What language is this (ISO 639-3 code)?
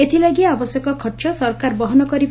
ori